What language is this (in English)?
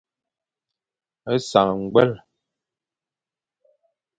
Fang